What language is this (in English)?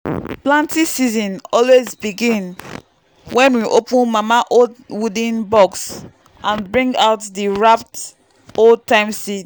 Nigerian Pidgin